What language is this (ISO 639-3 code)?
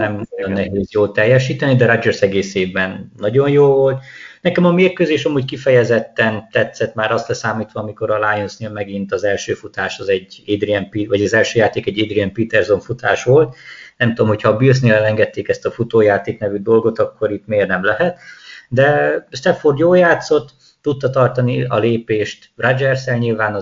hun